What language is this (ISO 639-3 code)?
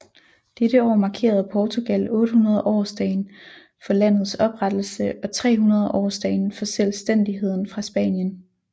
dan